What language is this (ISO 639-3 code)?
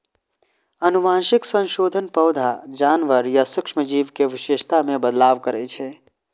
mai